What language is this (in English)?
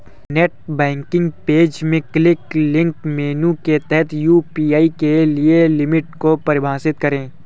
Hindi